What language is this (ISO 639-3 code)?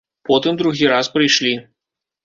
bel